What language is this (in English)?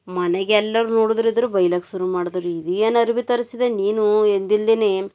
Kannada